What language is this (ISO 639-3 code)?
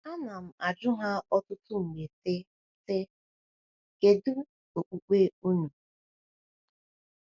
ibo